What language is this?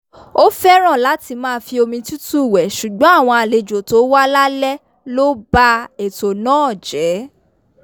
Yoruba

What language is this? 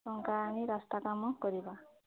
Odia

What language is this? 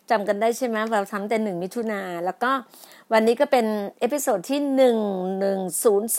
Thai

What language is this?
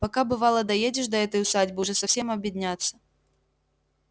Russian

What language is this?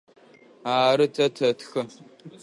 Adyghe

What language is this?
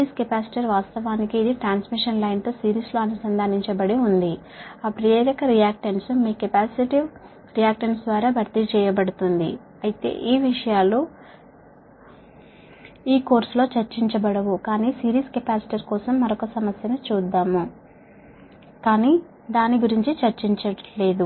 Telugu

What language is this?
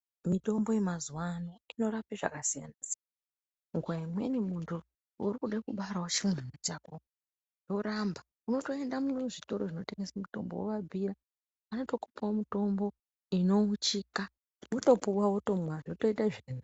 Ndau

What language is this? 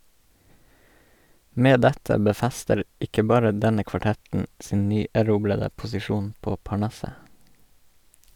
Norwegian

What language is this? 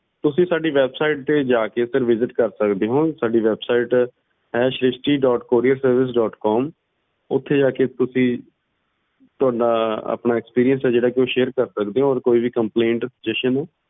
Punjabi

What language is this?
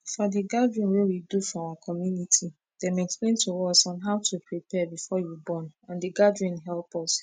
Nigerian Pidgin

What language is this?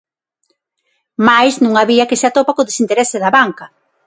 Galician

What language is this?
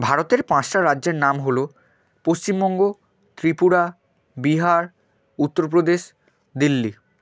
Bangla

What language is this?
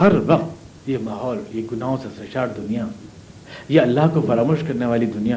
Urdu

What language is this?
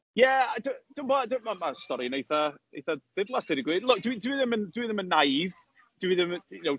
Welsh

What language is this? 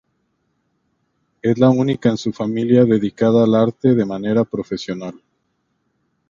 Spanish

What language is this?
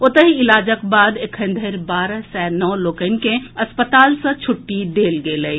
Maithili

